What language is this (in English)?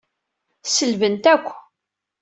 Kabyle